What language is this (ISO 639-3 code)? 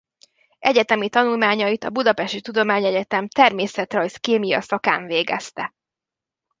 hun